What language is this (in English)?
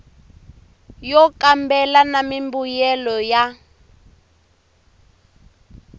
Tsonga